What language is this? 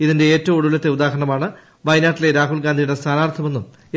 Malayalam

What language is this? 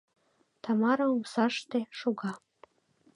Mari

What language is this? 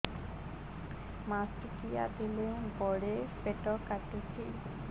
Odia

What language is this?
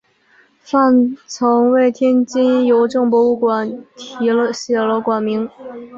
Chinese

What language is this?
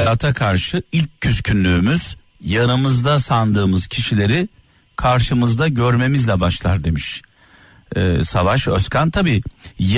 Turkish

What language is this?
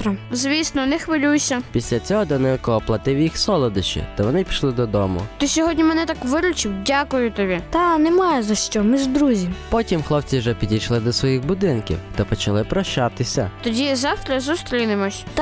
Ukrainian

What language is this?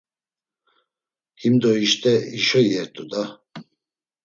Laz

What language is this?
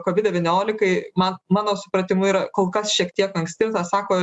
Lithuanian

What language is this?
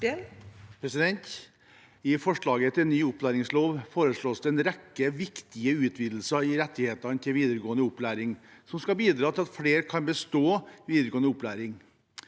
Norwegian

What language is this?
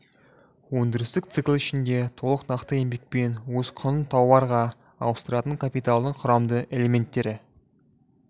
Kazakh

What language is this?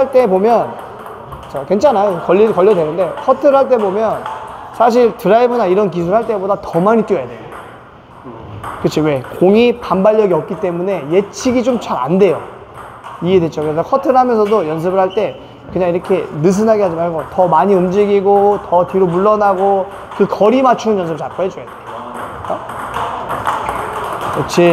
Korean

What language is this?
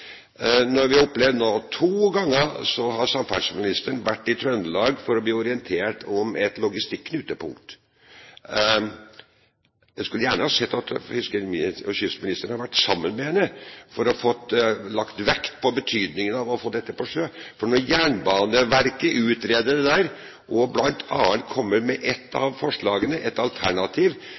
Norwegian Bokmål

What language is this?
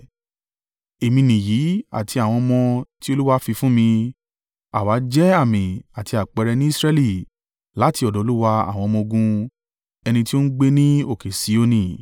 Yoruba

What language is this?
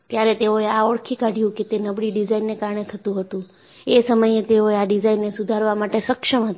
Gujarati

